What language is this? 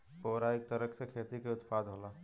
Bhojpuri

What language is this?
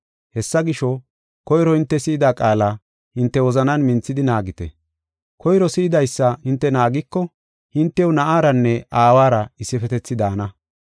Gofa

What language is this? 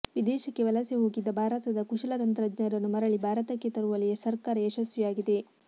Kannada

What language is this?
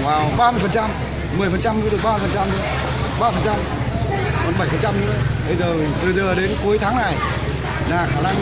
Vietnamese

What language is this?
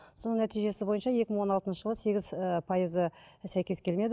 Kazakh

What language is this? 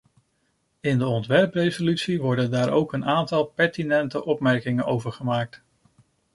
Dutch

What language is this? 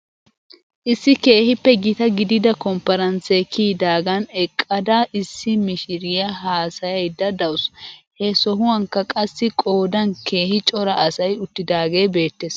Wolaytta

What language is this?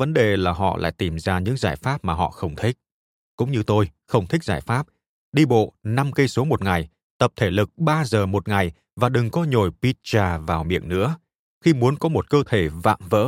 Vietnamese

